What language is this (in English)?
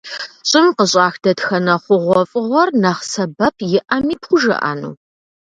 Kabardian